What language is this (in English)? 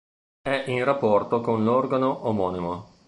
Italian